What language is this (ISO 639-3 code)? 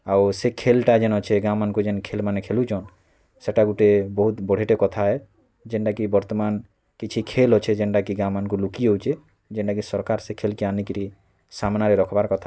ori